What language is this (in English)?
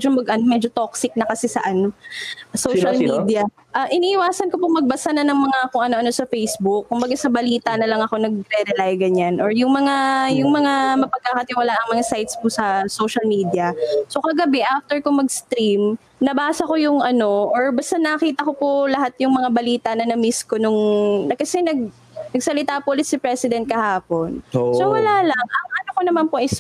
Filipino